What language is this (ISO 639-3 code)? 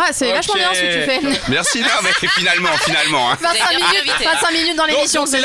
fra